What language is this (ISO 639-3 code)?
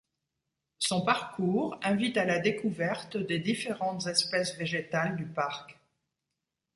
fra